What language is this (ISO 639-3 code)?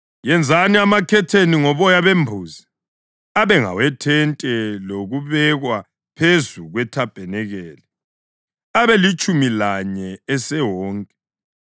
nde